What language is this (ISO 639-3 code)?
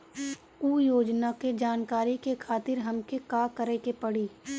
bho